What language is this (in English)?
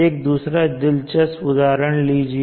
Hindi